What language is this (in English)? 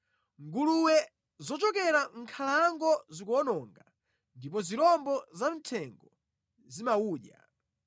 Nyanja